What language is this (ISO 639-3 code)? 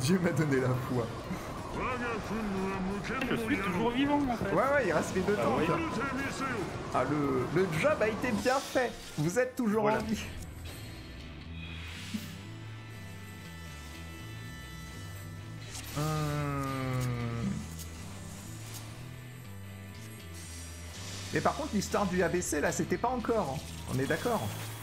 fra